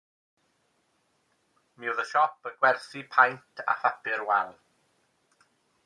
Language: Welsh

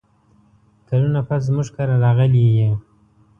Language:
Pashto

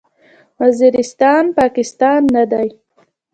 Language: Pashto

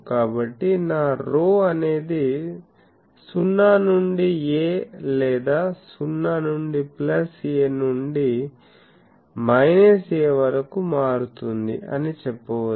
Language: Telugu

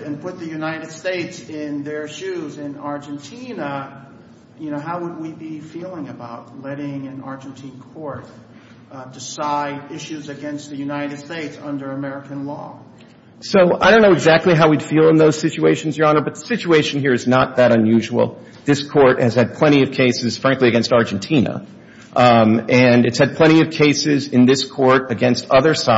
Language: English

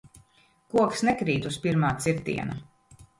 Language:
Latvian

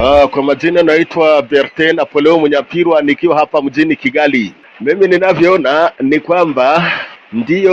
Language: Swahili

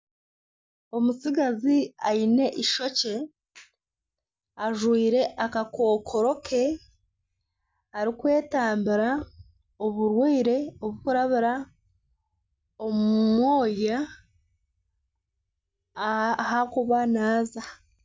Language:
Nyankole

